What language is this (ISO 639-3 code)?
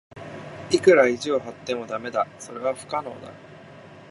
jpn